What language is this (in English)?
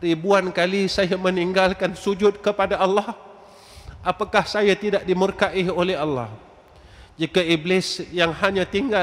Malay